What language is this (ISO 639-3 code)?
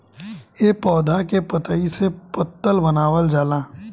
bho